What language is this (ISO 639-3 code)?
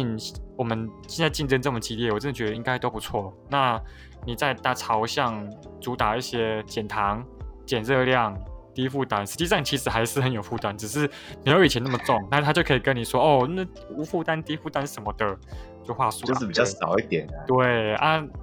zho